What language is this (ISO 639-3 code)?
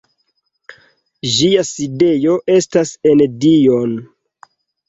epo